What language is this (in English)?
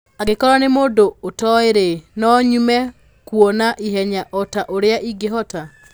Kikuyu